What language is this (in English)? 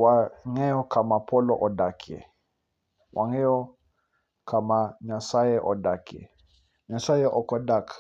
Luo (Kenya and Tanzania)